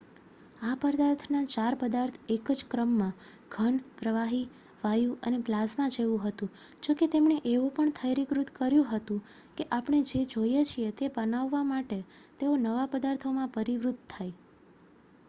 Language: Gujarati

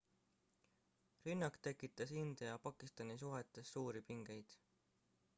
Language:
Estonian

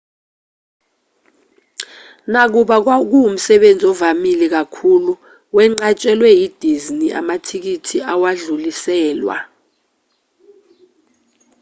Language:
Zulu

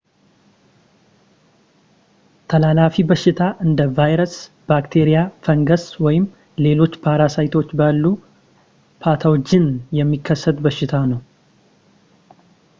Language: Amharic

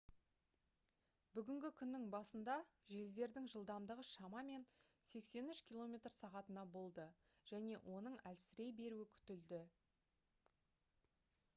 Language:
Kazakh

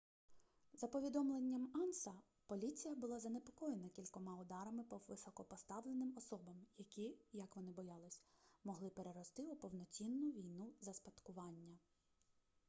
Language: Ukrainian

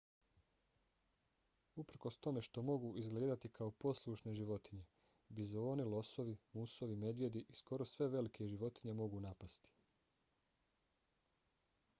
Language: Bosnian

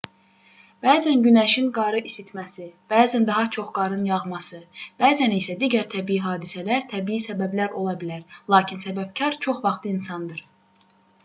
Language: Azerbaijani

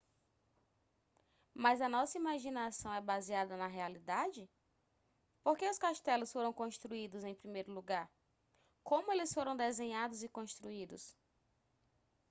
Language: Portuguese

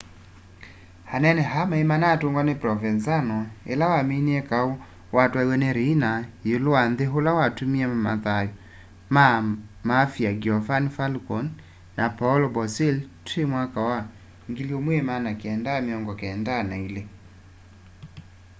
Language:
Kamba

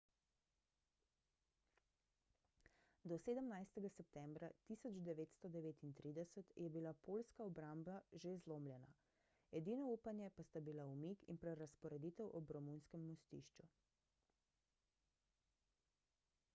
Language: Slovenian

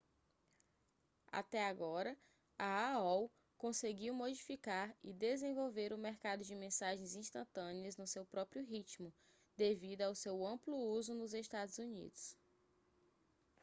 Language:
Portuguese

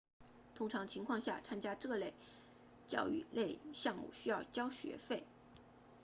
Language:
Chinese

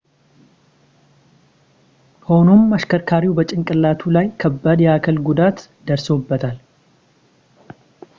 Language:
Amharic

